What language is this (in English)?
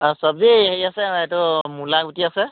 Assamese